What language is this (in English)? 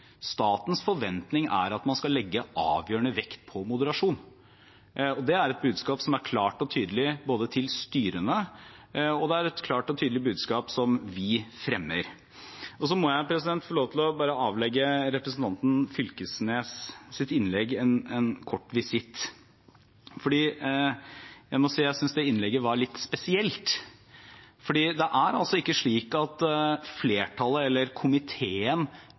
Norwegian Bokmål